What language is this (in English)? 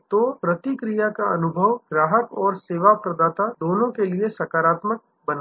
Hindi